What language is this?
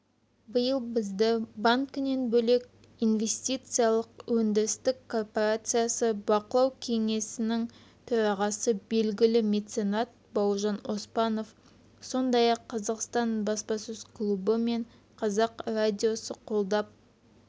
Kazakh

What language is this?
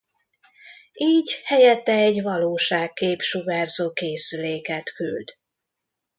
Hungarian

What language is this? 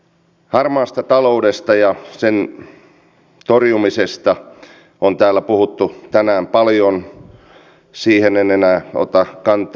Finnish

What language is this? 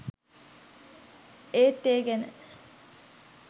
Sinhala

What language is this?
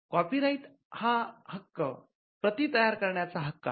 Marathi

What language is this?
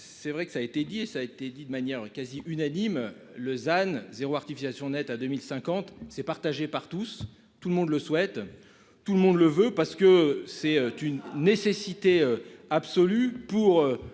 French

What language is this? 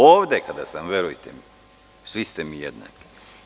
Serbian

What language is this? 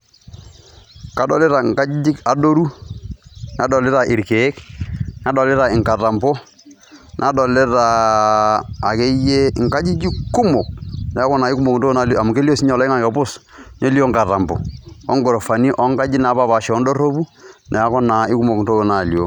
Masai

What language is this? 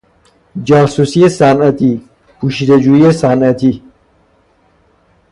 Persian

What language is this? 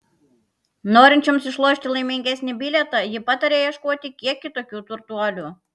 Lithuanian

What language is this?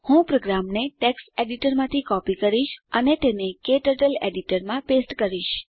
Gujarati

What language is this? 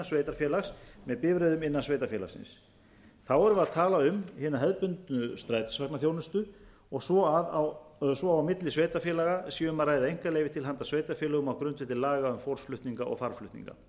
Icelandic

